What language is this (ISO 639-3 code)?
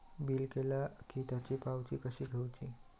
mar